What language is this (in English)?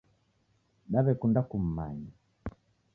Taita